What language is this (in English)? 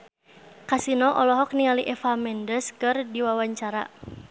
Sundanese